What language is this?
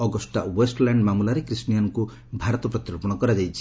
Odia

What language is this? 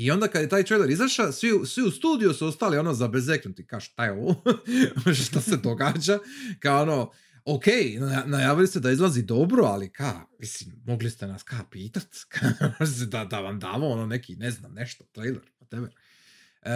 Croatian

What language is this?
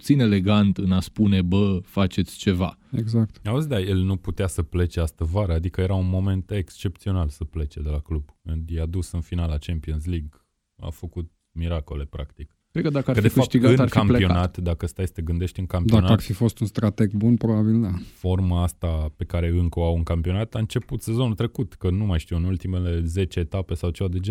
Romanian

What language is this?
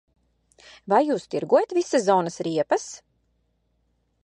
Latvian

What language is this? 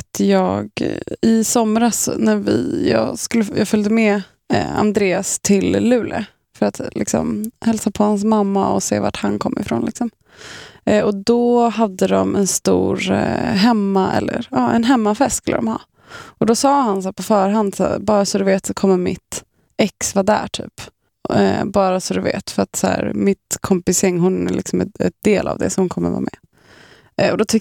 Swedish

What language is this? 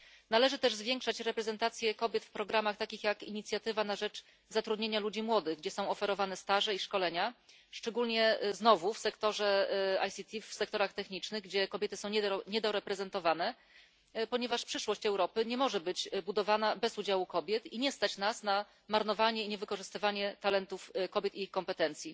Polish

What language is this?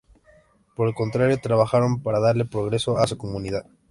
Spanish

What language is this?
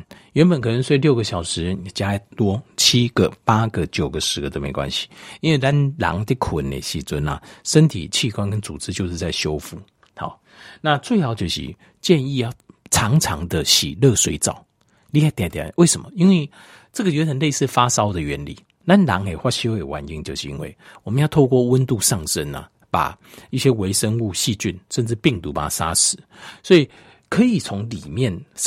Chinese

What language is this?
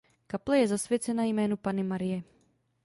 Czech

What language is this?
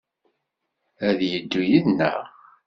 Kabyle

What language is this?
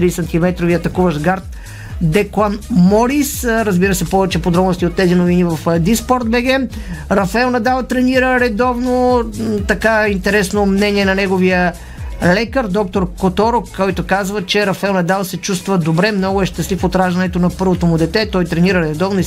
Bulgarian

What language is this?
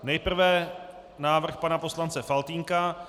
Czech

